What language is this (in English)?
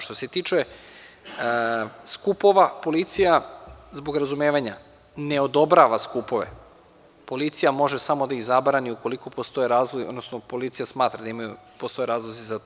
Serbian